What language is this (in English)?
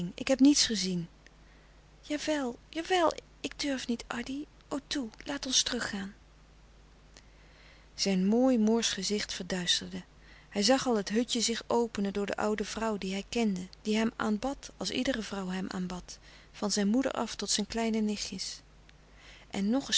Dutch